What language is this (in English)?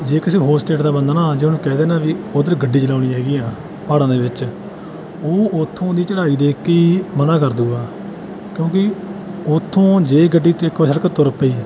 Punjabi